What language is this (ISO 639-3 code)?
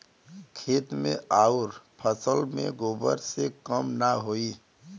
bho